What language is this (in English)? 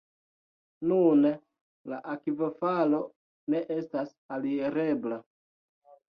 Esperanto